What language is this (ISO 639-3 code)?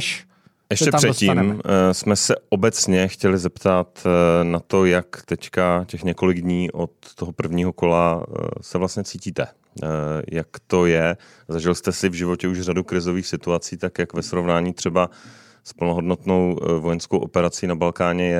ces